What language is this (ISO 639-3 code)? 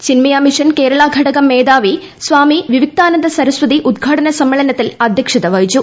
mal